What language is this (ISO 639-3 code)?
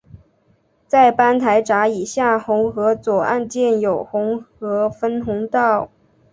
zho